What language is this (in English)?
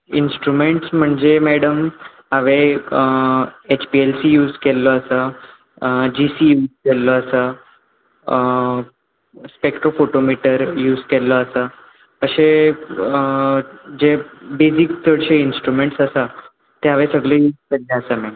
Konkani